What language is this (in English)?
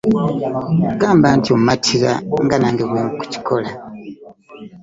Ganda